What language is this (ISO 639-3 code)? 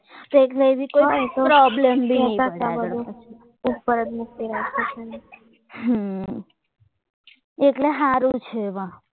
guj